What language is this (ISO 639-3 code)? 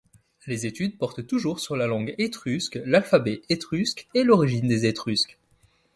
fra